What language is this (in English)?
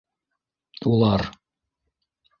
Bashkir